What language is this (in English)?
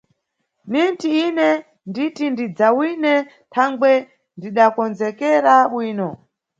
Nyungwe